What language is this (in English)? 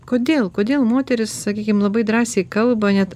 Lithuanian